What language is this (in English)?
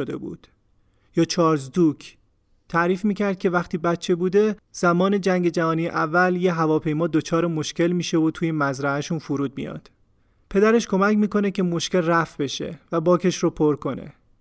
Persian